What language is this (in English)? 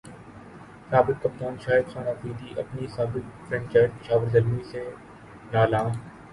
Urdu